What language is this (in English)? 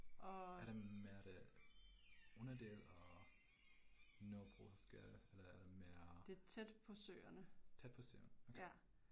Danish